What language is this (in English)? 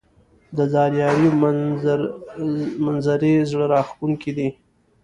Pashto